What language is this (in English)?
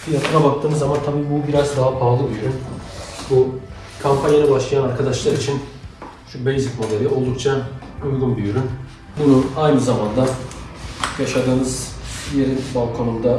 Turkish